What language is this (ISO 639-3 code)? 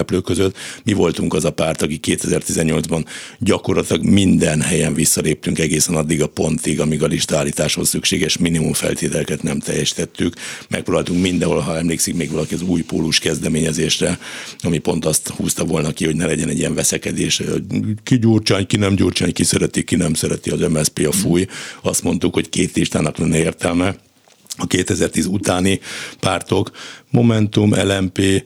hun